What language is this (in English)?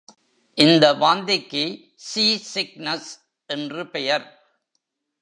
Tamil